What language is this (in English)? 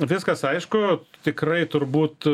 Lithuanian